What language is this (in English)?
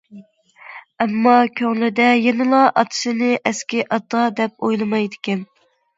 Uyghur